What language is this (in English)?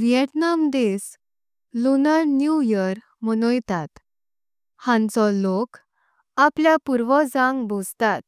Konkani